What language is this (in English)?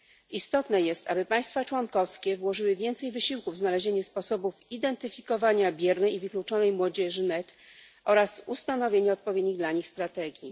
Polish